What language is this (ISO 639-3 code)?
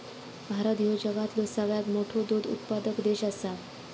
mar